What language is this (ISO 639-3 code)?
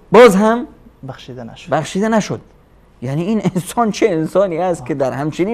fas